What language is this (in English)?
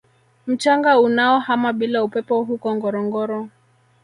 Swahili